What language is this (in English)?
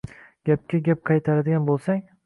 Uzbek